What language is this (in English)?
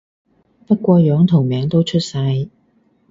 Cantonese